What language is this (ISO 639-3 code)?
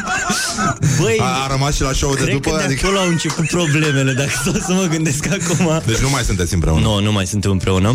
ron